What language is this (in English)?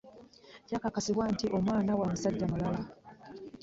Ganda